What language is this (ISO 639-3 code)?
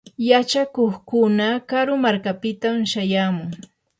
qur